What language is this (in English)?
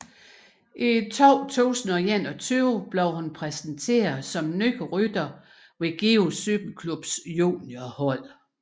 Danish